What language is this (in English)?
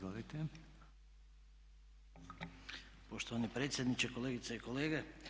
Croatian